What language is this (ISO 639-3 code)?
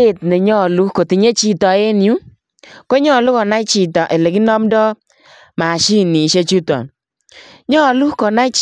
kln